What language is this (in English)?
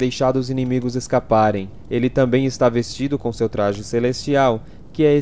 Portuguese